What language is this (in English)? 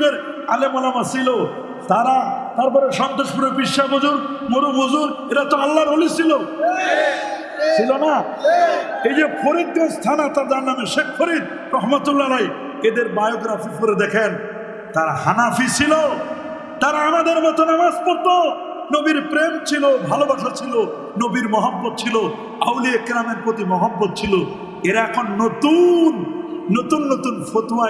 Turkish